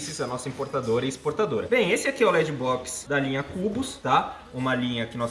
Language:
Portuguese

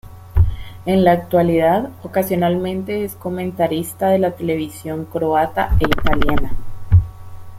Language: Spanish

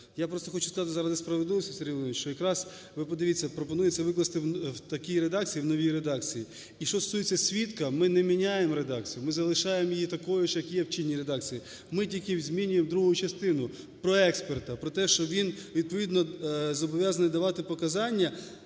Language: Ukrainian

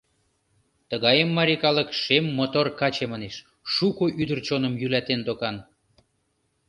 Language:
Mari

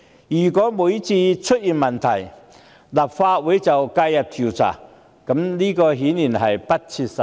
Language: Cantonese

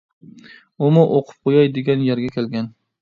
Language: Uyghur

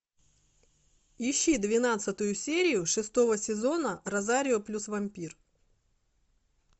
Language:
Russian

